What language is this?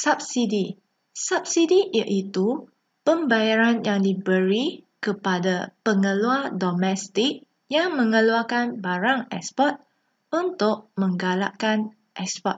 Malay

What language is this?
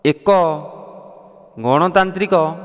Odia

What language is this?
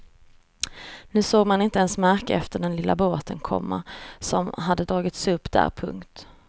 Swedish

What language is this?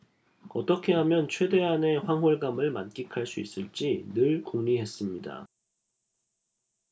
Korean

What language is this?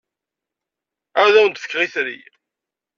Kabyle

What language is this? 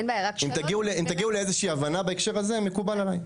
Hebrew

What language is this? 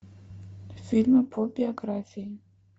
Russian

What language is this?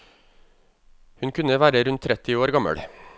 Norwegian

